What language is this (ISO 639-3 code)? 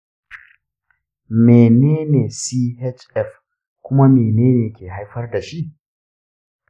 hau